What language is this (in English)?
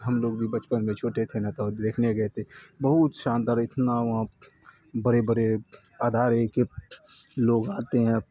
Urdu